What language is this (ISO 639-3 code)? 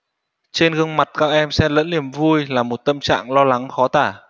vie